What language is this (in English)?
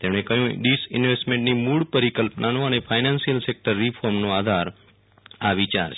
Gujarati